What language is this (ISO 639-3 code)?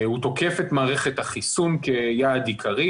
heb